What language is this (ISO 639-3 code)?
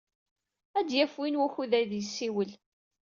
kab